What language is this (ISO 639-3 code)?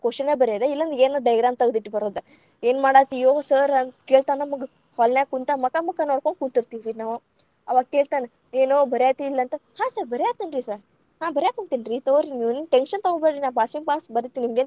kan